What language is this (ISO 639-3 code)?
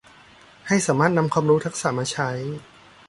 tha